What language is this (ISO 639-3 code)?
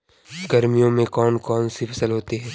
hin